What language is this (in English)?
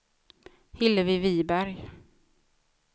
Swedish